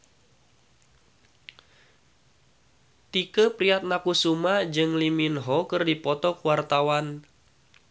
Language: Sundanese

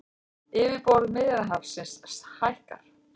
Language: Icelandic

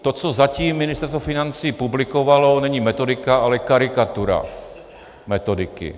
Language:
Czech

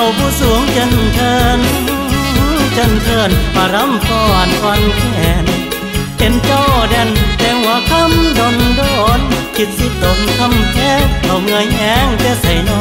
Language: Thai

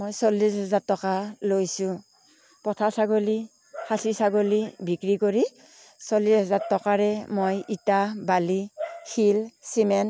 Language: Assamese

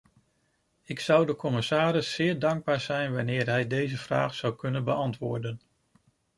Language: Dutch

